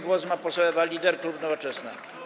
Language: Polish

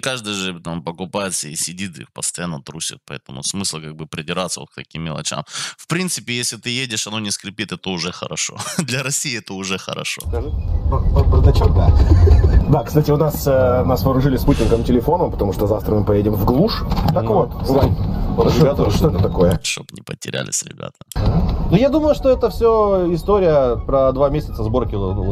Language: Russian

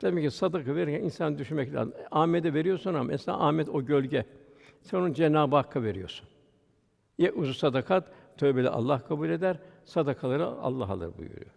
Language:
Turkish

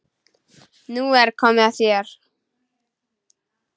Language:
Icelandic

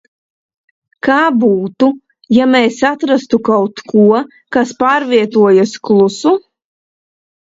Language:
Latvian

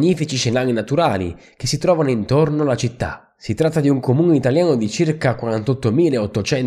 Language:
Italian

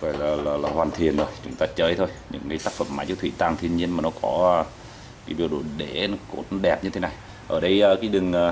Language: Vietnamese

